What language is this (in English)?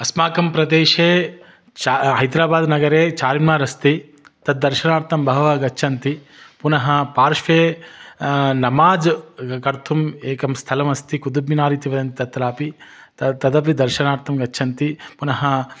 Sanskrit